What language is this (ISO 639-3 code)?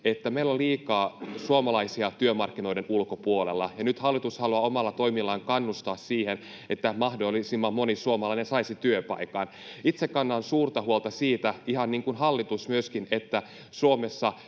fin